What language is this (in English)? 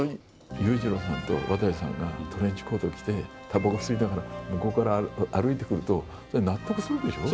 Japanese